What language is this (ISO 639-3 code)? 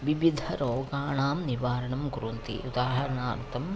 san